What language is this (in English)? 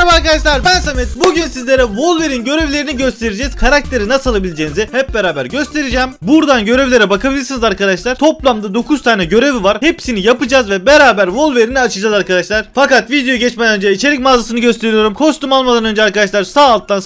Turkish